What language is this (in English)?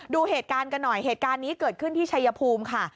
Thai